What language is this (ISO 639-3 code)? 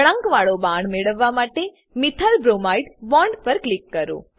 guj